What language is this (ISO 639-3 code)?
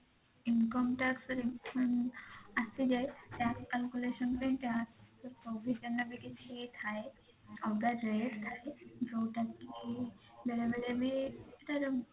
ori